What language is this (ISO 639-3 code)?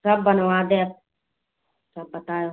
hin